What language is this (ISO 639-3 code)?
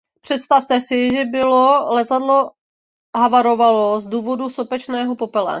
ces